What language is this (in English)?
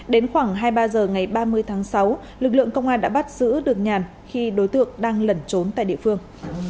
Vietnamese